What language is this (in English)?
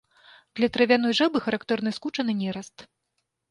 Belarusian